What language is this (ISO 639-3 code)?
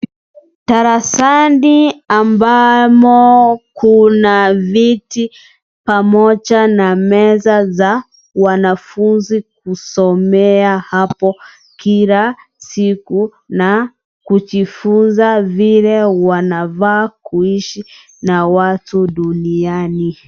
swa